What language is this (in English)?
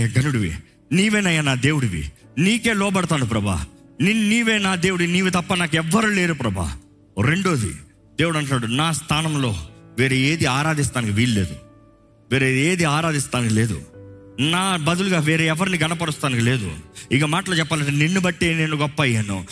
Telugu